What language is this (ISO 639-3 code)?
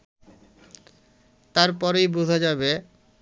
ben